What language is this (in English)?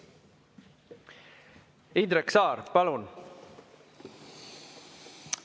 Estonian